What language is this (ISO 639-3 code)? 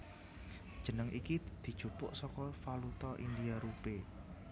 jav